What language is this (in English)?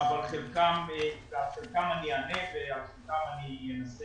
Hebrew